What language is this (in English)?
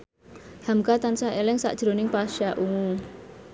Javanese